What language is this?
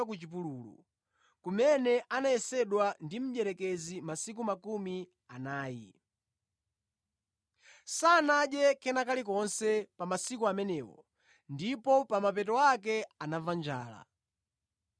Nyanja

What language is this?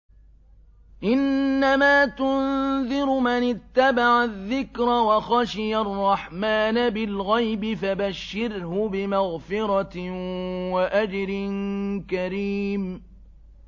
Arabic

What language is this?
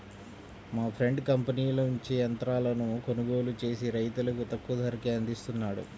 Telugu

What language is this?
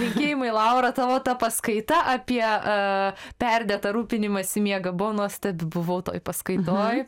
Lithuanian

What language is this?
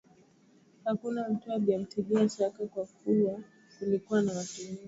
Swahili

